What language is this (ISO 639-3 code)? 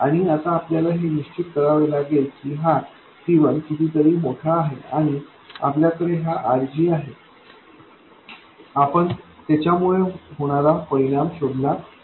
mar